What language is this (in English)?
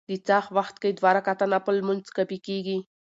Pashto